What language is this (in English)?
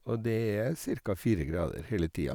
Norwegian